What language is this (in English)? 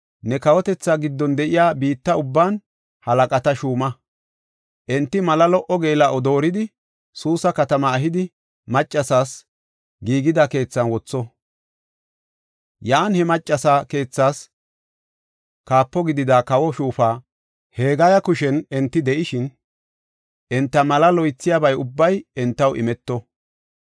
Gofa